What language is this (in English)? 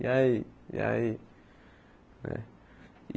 Portuguese